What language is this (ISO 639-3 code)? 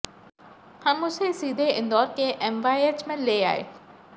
hin